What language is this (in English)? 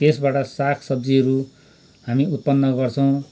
Nepali